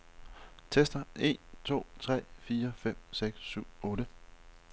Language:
Danish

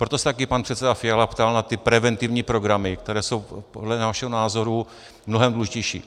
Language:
Czech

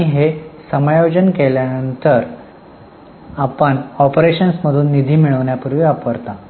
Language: Marathi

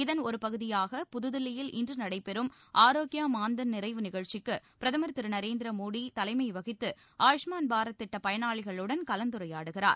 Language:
Tamil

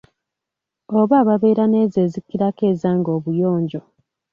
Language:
Ganda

